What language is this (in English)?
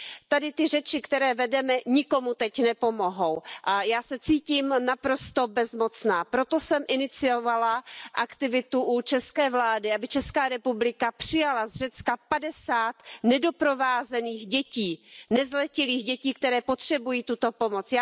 Czech